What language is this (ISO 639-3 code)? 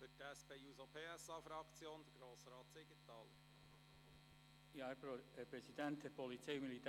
gsw